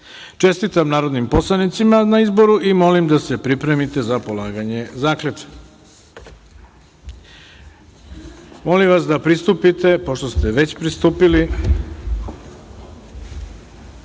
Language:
Serbian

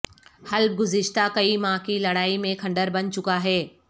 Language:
Urdu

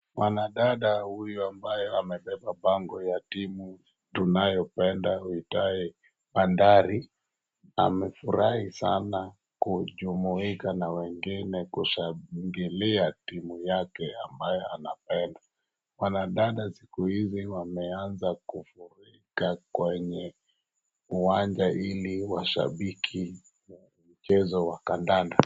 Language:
Swahili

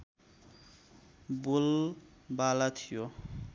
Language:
Nepali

